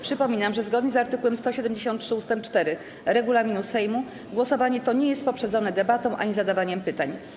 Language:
Polish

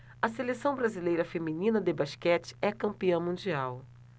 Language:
Portuguese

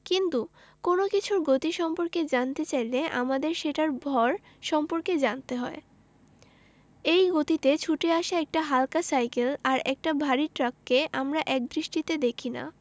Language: Bangla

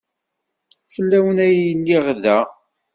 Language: Kabyle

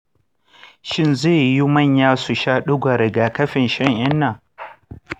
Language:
Hausa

